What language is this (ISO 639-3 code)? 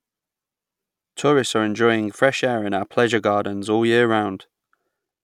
eng